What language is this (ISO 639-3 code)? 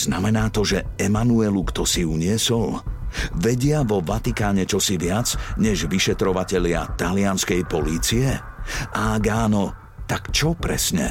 slk